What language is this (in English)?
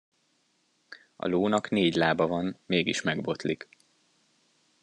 Hungarian